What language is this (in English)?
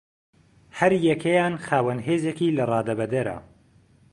Central Kurdish